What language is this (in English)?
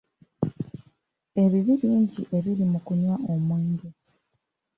Ganda